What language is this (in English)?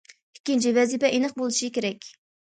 Uyghur